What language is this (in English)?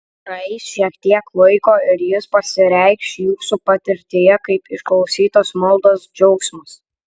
Lithuanian